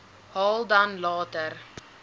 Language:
Afrikaans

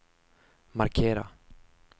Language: Swedish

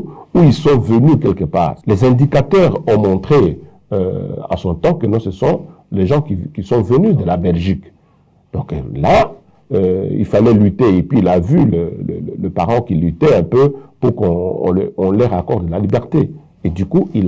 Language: French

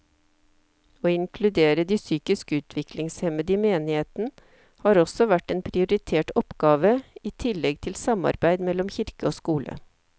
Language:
Norwegian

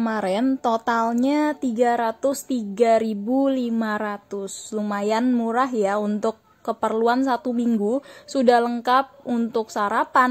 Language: Indonesian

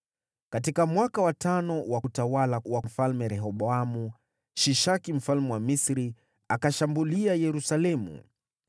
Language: Swahili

